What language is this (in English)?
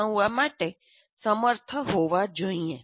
Gujarati